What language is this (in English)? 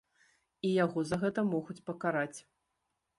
Belarusian